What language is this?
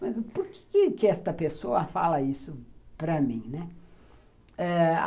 Portuguese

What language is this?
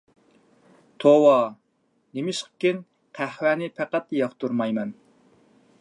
Uyghur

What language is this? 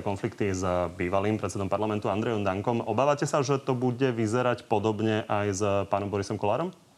Slovak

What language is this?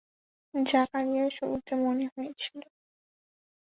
Bangla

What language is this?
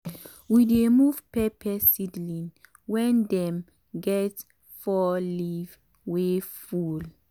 Nigerian Pidgin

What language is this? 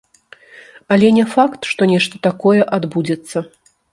Belarusian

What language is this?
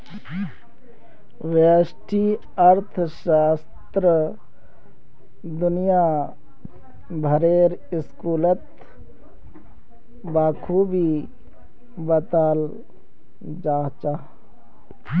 Magahi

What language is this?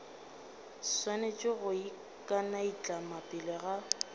Northern Sotho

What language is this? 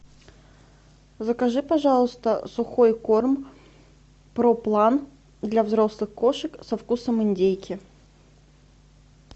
Russian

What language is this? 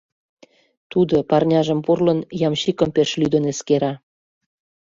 Mari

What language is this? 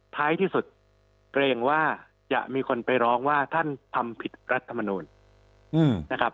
Thai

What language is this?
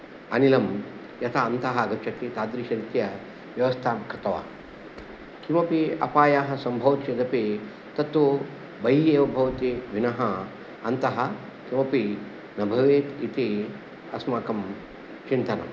Sanskrit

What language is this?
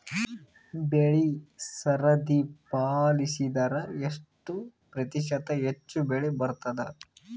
Kannada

